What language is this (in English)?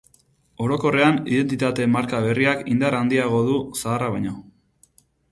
Basque